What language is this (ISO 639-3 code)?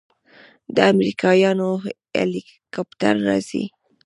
pus